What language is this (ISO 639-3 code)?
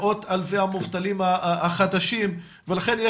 heb